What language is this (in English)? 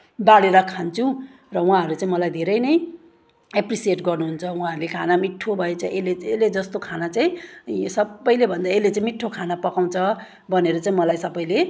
Nepali